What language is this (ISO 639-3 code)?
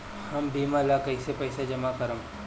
bho